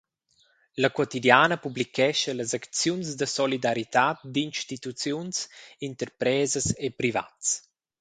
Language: Romansh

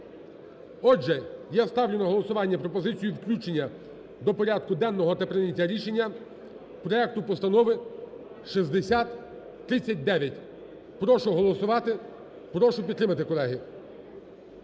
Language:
Ukrainian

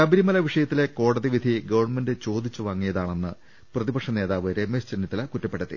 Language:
Malayalam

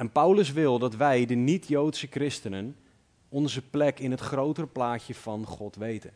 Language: Dutch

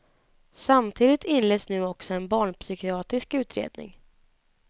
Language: Swedish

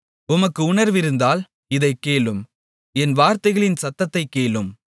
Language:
Tamil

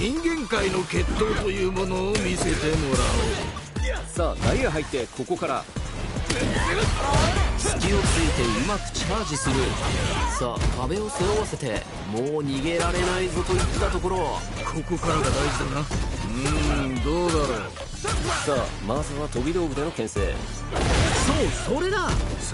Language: Japanese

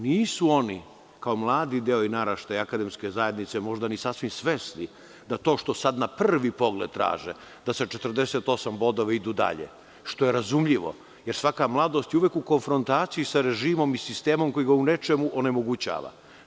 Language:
Serbian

